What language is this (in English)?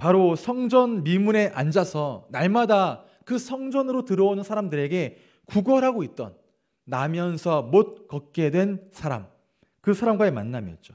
Korean